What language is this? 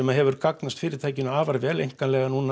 Icelandic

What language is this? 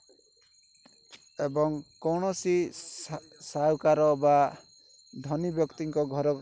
Odia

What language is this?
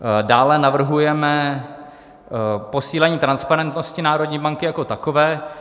Czech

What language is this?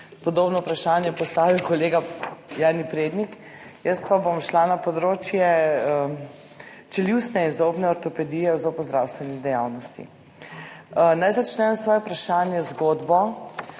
Slovenian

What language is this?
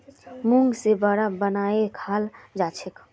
Magahi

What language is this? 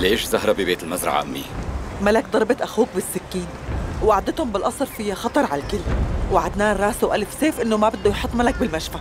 Arabic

